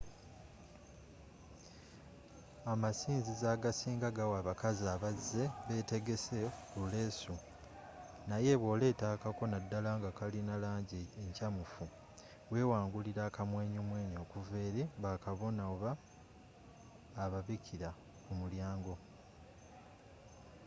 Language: Ganda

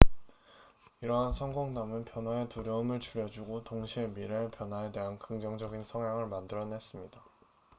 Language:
Korean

